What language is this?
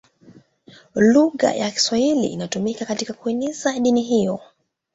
Swahili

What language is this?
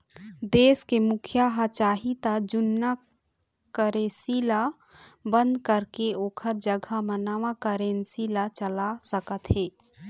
Chhattisgarhi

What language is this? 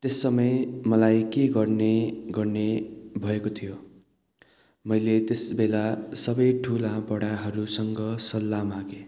Nepali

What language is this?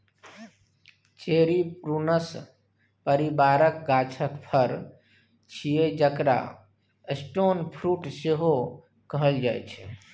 Maithili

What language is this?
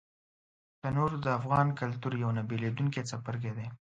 Pashto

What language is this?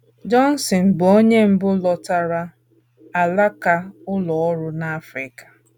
Igbo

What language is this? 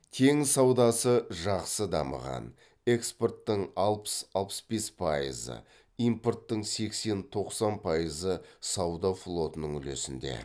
Kazakh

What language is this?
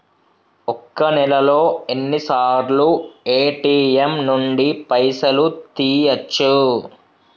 Telugu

